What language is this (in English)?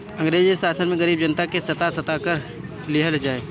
Bhojpuri